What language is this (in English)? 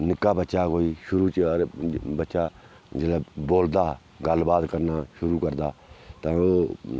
Dogri